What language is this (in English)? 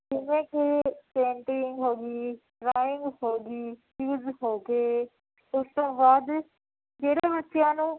Punjabi